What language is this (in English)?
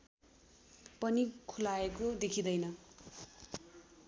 Nepali